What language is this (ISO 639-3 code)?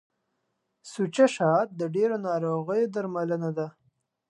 pus